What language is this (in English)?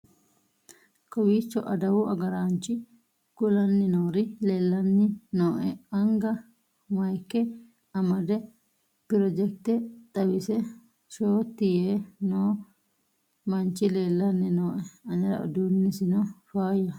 Sidamo